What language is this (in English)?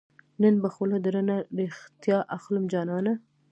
Pashto